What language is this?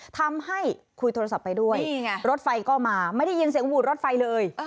Thai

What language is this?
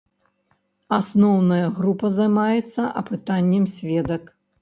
Belarusian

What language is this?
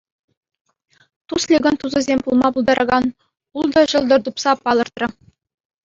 Chuvash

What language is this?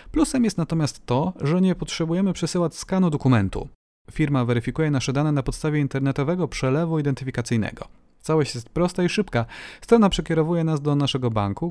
Polish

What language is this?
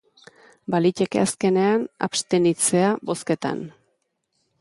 Basque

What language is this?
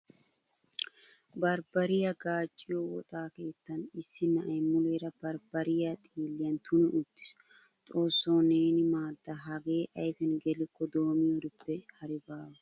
Wolaytta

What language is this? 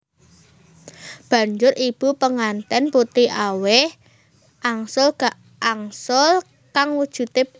Javanese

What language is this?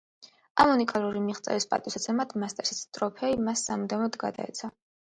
Georgian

